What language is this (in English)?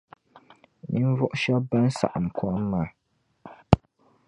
Dagbani